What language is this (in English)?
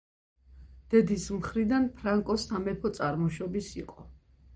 Georgian